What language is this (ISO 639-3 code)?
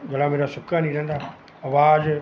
pan